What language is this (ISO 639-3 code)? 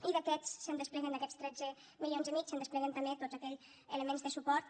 cat